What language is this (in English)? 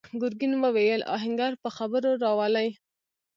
Pashto